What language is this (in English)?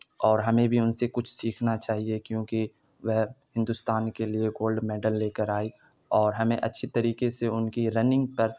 Urdu